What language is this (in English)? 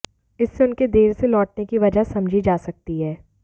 Hindi